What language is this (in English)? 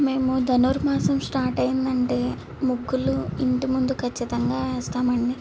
Telugu